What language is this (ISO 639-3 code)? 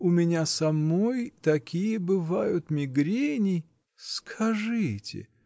rus